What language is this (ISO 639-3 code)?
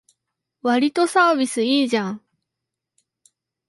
jpn